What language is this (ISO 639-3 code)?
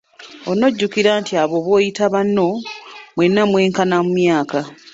lug